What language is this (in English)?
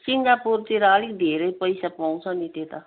Nepali